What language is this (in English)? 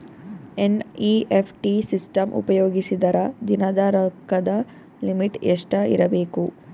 Kannada